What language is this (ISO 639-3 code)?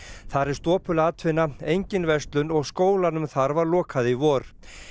isl